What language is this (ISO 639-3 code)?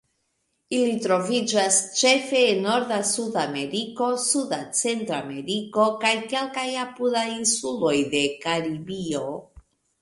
epo